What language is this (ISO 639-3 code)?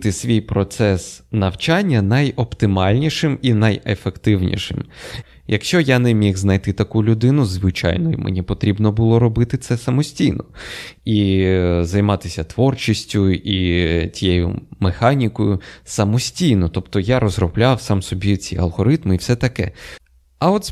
ukr